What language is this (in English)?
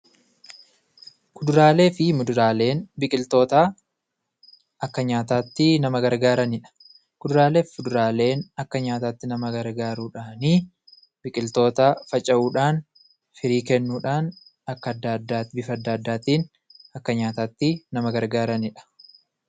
Oromo